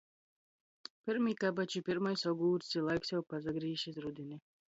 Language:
Latgalian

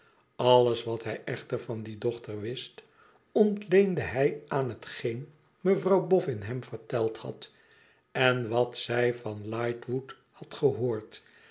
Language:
Dutch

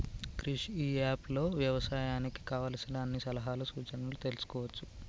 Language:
Telugu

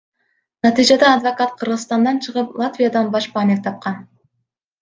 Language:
Kyrgyz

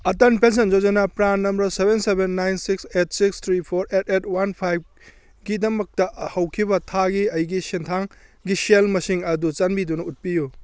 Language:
Manipuri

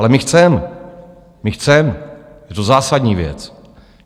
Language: Czech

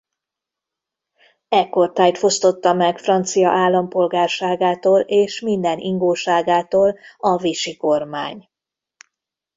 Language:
Hungarian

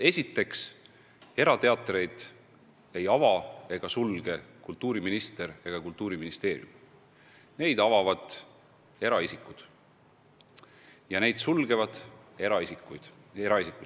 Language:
Estonian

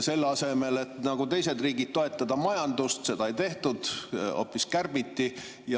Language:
Estonian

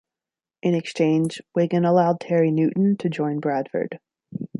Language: English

